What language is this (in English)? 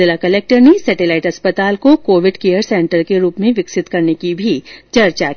Hindi